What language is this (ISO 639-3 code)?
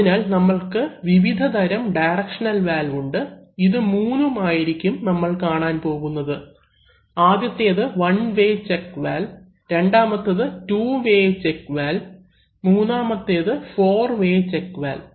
mal